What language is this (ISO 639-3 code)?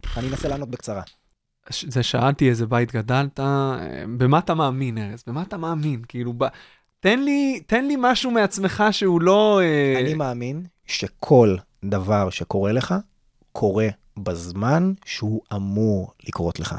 heb